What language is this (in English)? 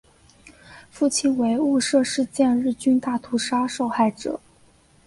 Chinese